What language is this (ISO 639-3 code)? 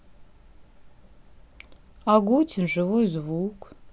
rus